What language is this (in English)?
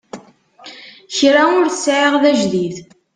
Kabyle